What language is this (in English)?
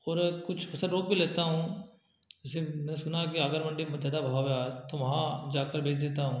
Hindi